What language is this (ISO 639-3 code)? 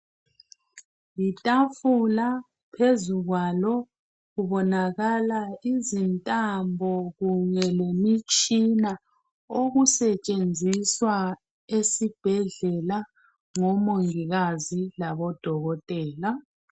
nde